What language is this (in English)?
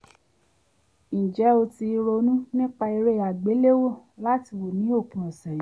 Yoruba